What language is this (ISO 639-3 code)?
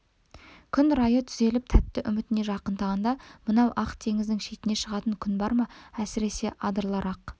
kaz